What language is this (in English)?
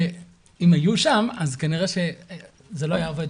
Hebrew